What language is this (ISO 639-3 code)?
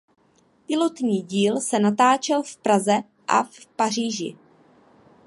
ces